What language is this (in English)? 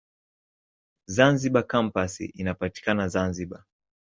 Swahili